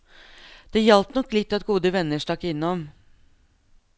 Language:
Norwegian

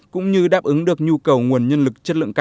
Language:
Vietnamese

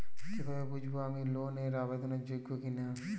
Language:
Bangla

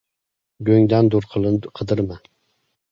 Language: Uzbek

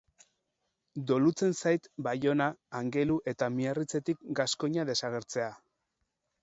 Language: Basque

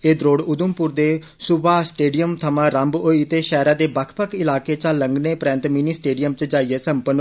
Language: Dogri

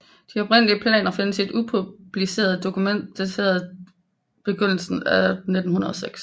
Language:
Danish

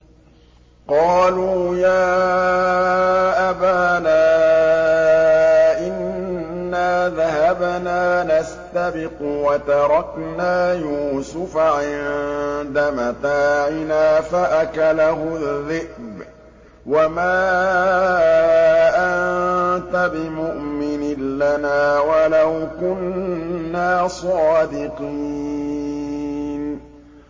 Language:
Arabic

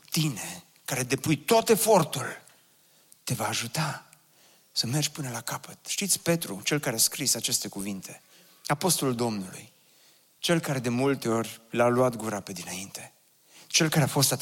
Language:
Romanian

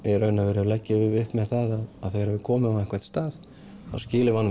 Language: Icelandic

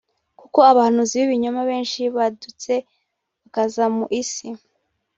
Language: Kinyarwanda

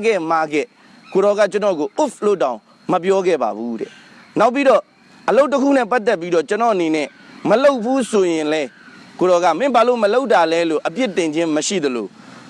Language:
English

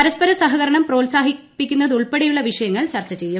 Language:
Malayalam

